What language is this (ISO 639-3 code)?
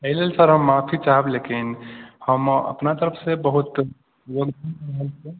mai